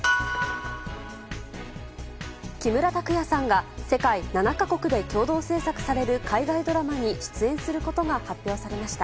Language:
Japanese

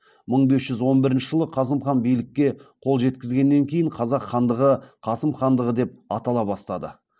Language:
Kazakh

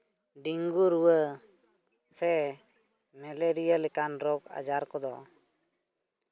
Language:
Santali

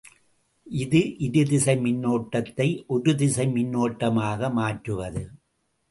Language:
Tamil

